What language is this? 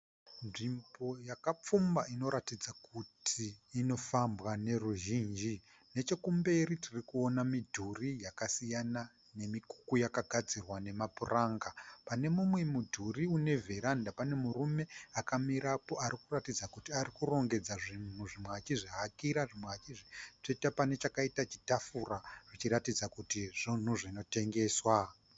Shona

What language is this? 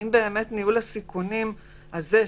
Hebrew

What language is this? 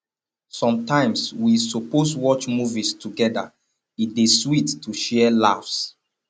Nigerian Pidgin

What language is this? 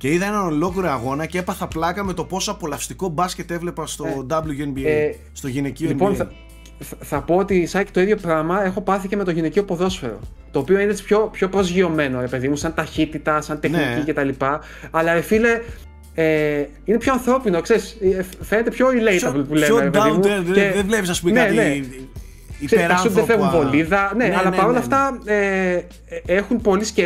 Greek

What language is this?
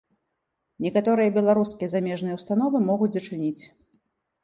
Belarusian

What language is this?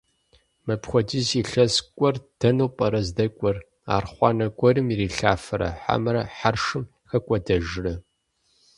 Kabardian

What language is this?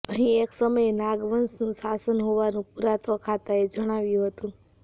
Gujarati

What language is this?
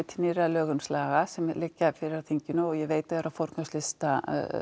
Icelandic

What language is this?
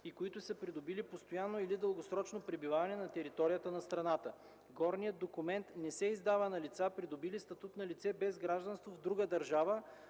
Bulgarian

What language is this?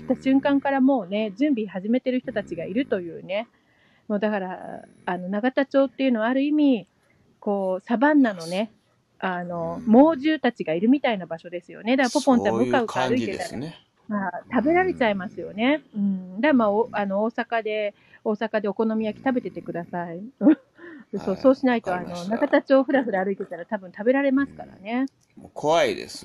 Japanese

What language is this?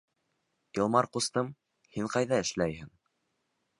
Bashkir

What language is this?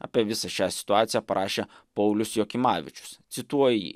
Lithuanian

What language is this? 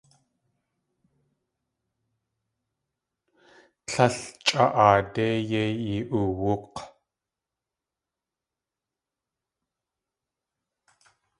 Tlingit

